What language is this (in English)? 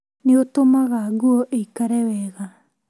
Kikuyu